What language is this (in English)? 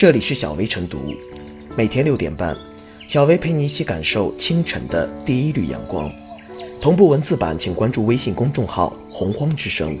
Chinese